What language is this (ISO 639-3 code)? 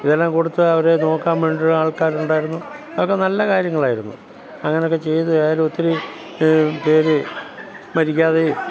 mal